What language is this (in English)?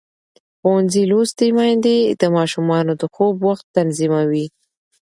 Pashto